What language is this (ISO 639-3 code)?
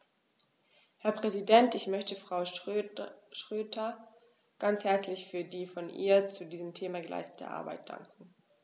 deu